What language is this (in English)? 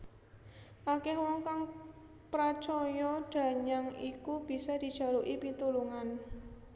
Javanese